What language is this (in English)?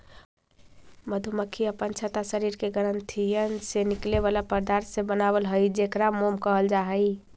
Magahi